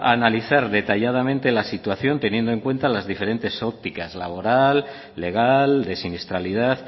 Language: Spanish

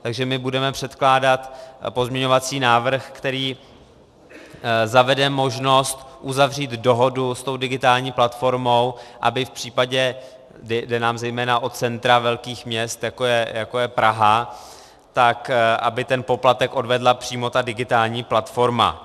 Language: Czech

